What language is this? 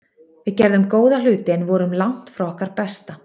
Icelandic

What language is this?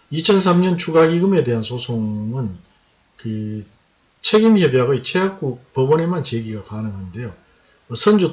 Korean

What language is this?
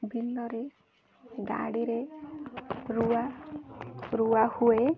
Odia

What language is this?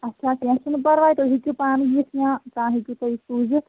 Kashmiri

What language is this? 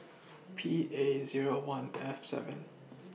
English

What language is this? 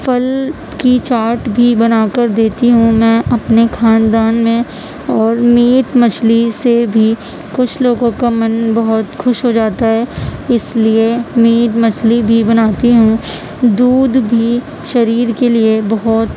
Urdu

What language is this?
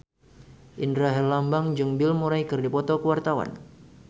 Sundanese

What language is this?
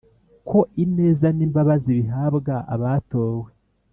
Kinyarwanda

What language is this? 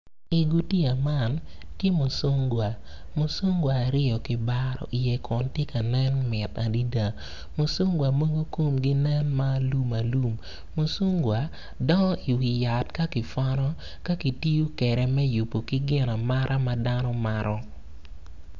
Acoli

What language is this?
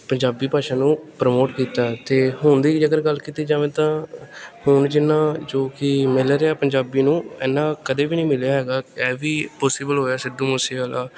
Punjabi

